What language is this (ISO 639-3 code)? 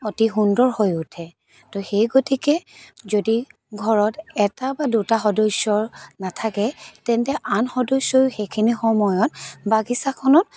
asm